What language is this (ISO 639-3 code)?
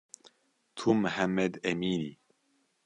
kur